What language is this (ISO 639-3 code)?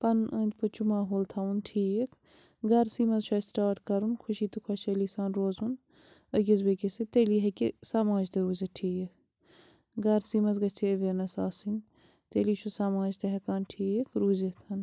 kas